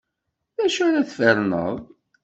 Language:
Kabyle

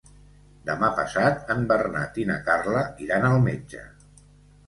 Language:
Catalan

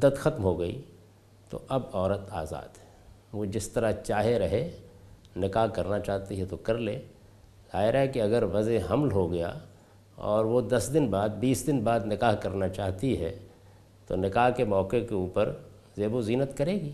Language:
Urdu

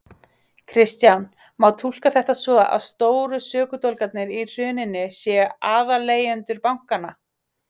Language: Icelandic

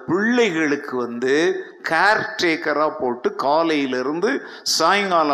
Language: Tamil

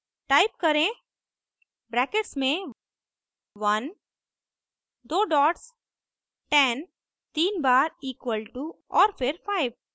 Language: Hindi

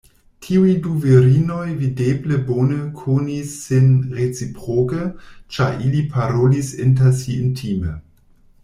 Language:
Esperanto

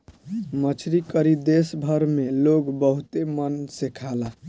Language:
Bhojpuri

